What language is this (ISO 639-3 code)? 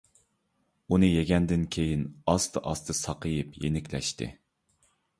uig